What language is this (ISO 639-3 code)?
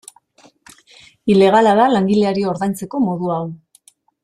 eus